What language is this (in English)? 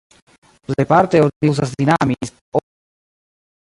Esperanto